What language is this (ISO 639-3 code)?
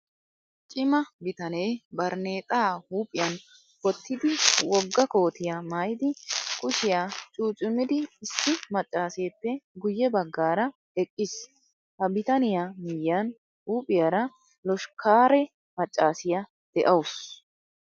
wal